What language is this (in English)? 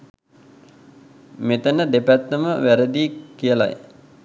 Sinhala